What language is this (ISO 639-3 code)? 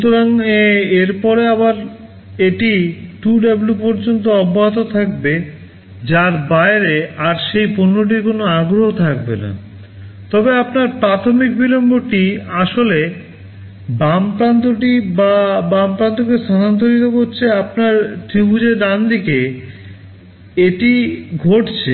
ben